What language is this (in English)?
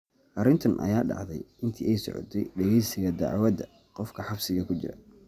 Somali